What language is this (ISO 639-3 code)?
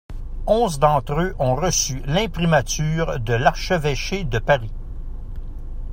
fra